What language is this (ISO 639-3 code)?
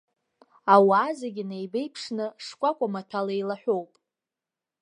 abk